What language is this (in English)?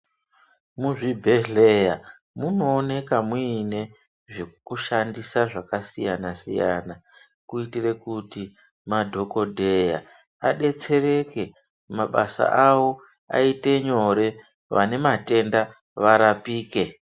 Ndau